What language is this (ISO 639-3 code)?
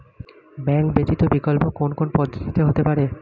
ben